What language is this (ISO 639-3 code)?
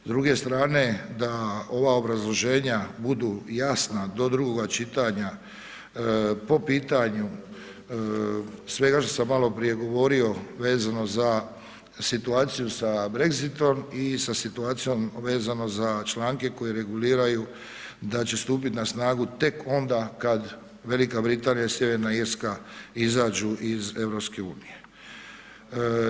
hrv